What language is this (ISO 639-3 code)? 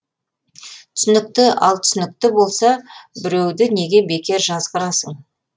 kaz